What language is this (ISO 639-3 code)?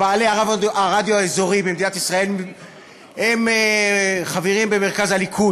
heb